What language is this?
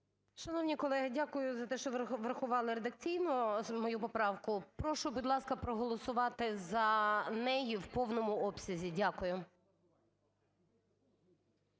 Ukrainian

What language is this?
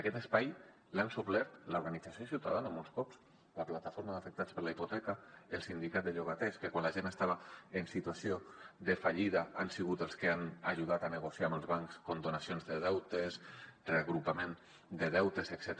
Catalan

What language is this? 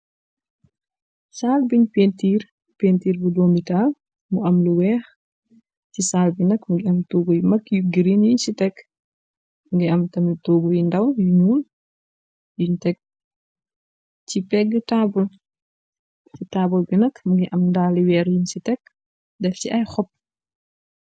Wolof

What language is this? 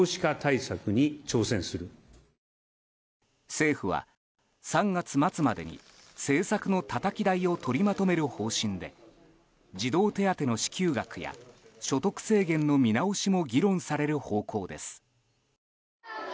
Japanese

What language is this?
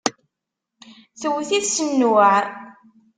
Kabyle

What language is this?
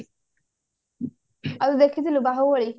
Odia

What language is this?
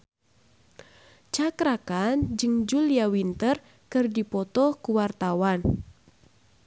Sundanese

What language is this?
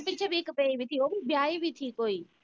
Punjabi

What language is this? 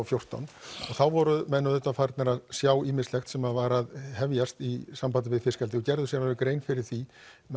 Icelandic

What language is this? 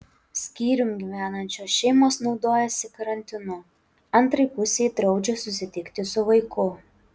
Lithuanian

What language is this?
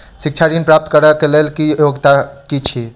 Maithili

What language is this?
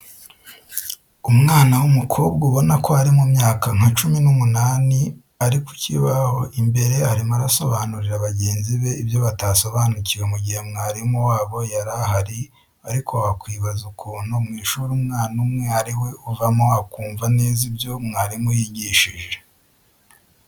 Kinyarwanda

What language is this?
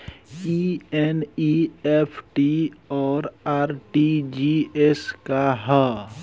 Bhojpuri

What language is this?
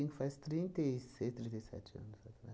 Portuguese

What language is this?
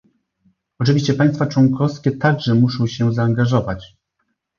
Polish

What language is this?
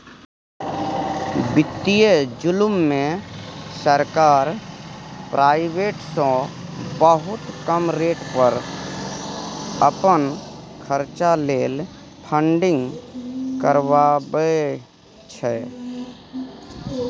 Maithili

